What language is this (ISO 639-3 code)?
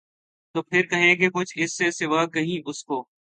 urd